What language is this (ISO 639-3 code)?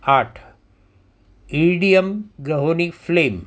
guj